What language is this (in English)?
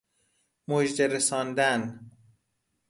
Persian